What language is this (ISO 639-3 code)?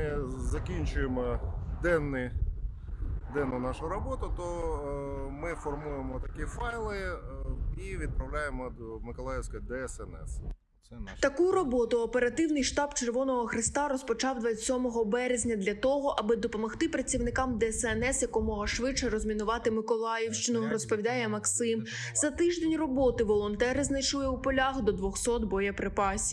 ukr